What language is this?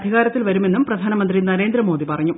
Malayalam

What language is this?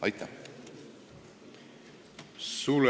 Estonian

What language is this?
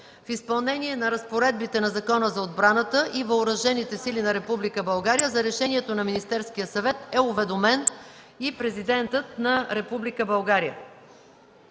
Bulgarian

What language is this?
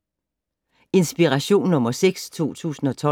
Danish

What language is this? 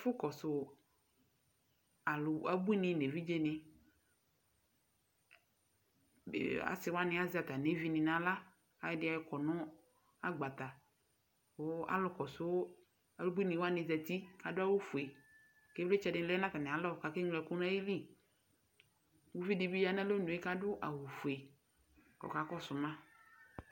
Ikposo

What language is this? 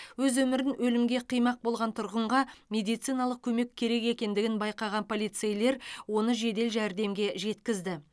Kazakh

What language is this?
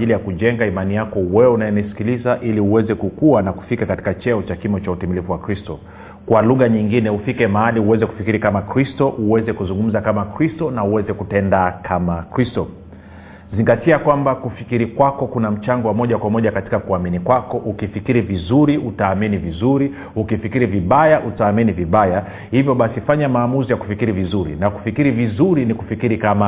Swahili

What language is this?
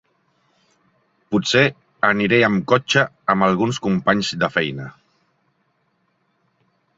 Catalan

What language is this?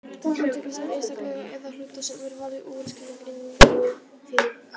Icelandic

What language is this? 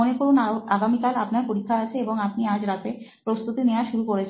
Bangla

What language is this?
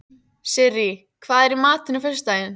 Icelandic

